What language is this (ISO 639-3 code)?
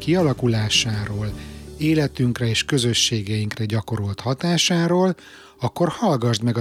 hun